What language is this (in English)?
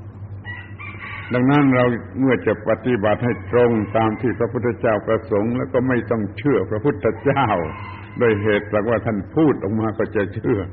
Thai